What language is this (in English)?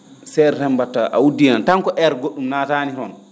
Fula